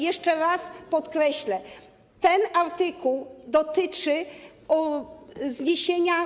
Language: Polish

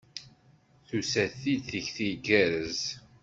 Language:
Kabyle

